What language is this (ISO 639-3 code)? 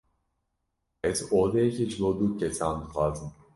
kur